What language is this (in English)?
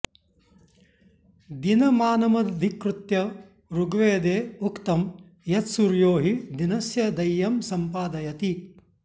Sanskrit